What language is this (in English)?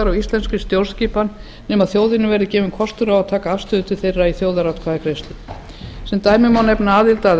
Icelandic